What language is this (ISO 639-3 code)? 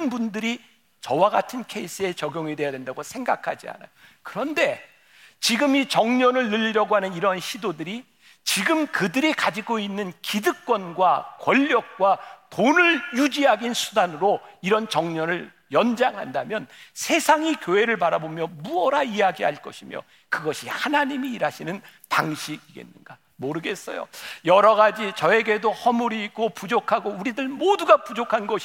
kor